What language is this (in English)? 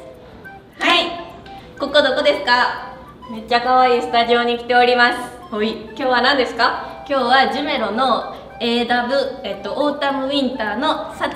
Japanese